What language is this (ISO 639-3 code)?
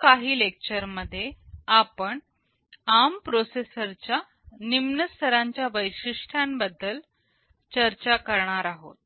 mar